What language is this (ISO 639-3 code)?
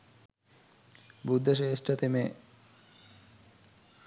sin